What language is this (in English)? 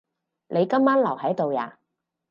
Cantonese